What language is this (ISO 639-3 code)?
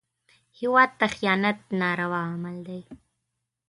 pus